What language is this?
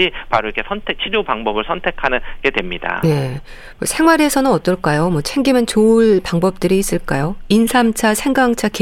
Korean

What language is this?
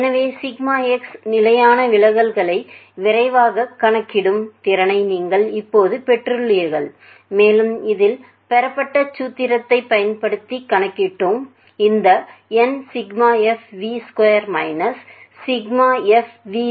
Tamil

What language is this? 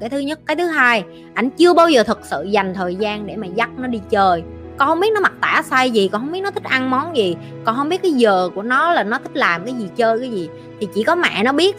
Vietnamese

